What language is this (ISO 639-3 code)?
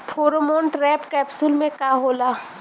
bho